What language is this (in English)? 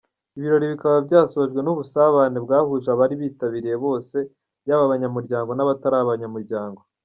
Kinyarwanda